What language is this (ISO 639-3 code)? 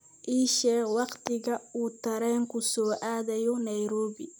som